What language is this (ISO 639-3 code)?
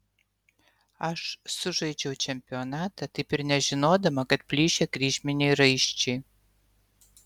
lit